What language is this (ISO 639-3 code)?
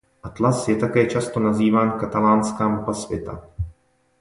ces